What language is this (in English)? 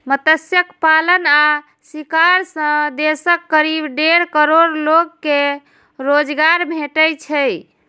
Maithili